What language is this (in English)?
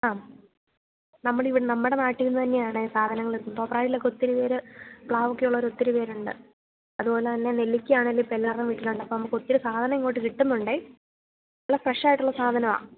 Malayalam